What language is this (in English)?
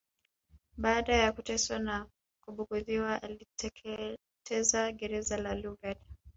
Swahili